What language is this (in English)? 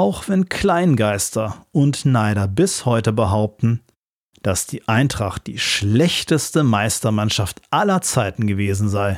German